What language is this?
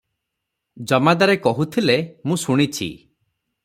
Odia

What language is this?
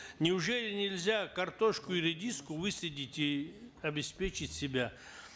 Kazakh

